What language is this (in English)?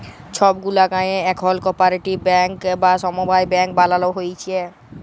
Bangla